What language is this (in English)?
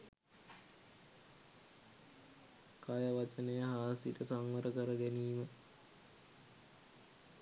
Sinhala